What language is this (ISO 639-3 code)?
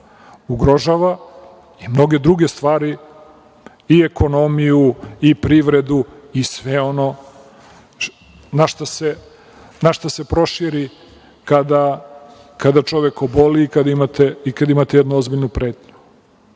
srp